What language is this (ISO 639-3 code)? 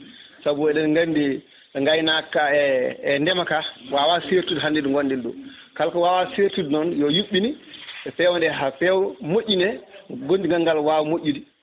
ful